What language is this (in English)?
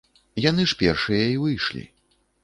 Belarusian